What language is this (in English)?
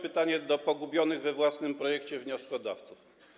Polish